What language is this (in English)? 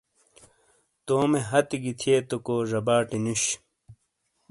Shina